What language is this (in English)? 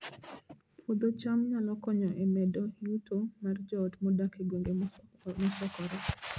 Luo (Kenya and Tanzania)